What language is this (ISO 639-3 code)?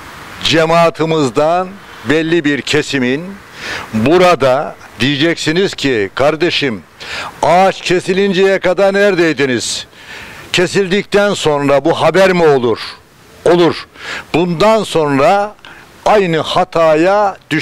tur